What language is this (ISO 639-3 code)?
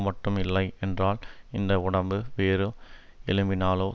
tam